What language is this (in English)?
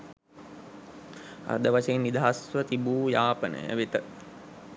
Sinhala